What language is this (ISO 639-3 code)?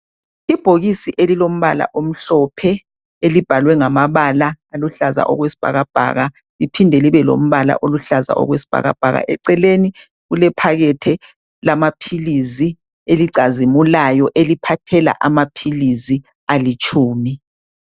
nde